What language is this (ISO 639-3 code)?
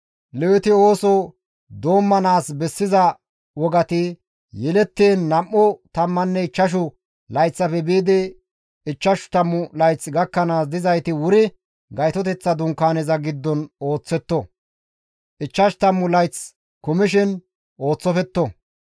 gmv